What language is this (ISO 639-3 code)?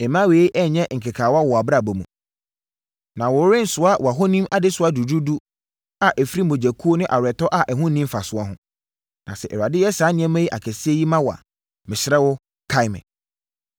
aka